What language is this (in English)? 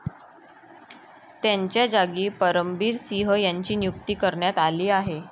Marathi